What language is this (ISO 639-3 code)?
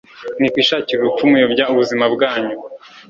kin